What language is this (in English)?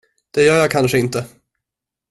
Swedish